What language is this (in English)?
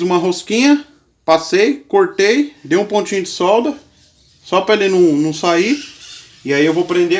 Portuguese